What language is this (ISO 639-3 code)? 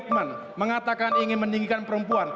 ind